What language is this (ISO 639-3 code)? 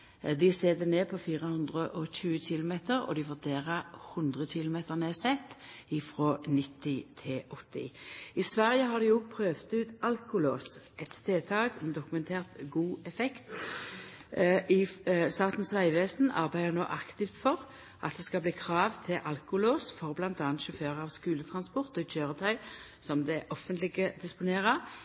nno